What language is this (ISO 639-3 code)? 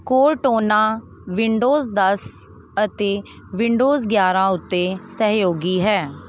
pan